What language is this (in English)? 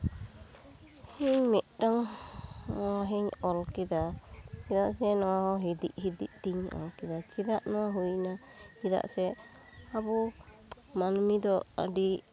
Santali